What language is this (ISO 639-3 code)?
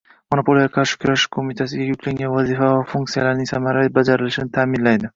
uzb